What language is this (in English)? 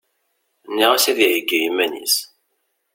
Kabyle